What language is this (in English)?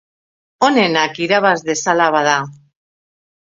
Basque